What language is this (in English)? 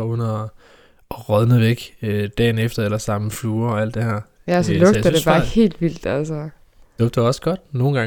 Danish